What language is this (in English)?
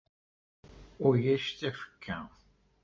Kabyle